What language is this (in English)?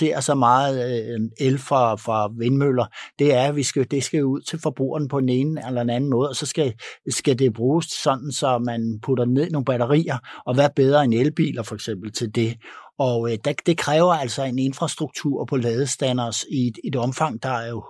Danish